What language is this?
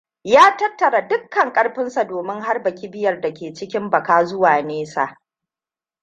Hausa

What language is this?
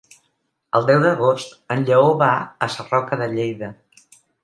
Catalan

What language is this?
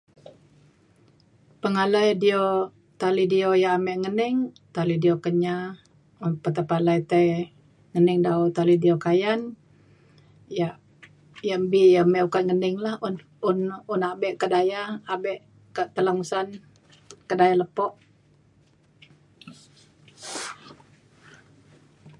Mainstream Kenyah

